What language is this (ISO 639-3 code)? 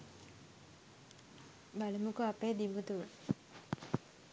sin